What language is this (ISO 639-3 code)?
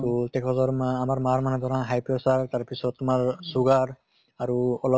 asm